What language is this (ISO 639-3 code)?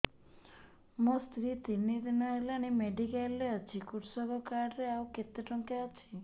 ori